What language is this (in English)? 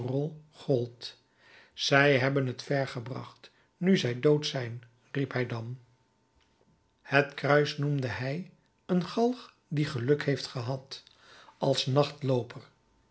Dutch